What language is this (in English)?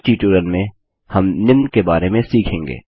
Hindi